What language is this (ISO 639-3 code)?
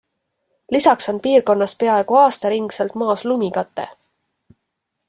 est